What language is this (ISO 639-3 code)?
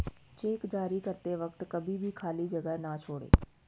hin